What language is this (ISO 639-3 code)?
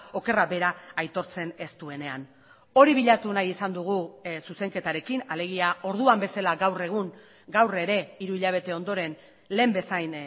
eus